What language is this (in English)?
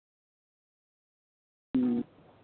Santali